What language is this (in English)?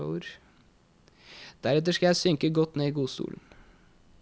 Norwegian